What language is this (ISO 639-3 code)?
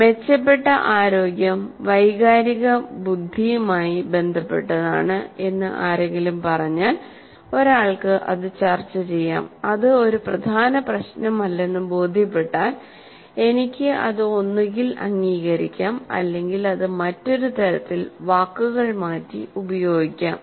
mal